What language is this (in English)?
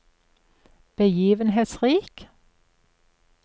Norwegian